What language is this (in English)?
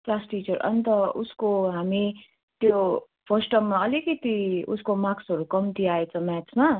Nepali